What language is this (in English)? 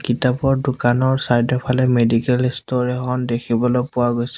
Assamese